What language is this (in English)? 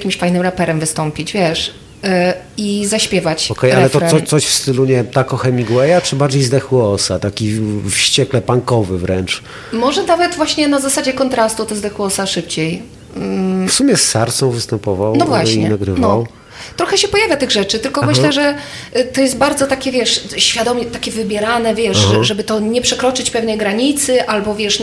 Polish